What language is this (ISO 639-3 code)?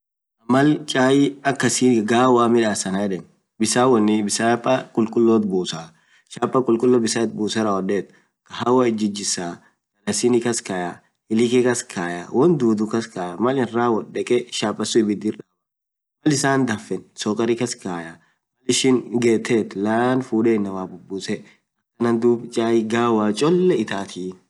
orc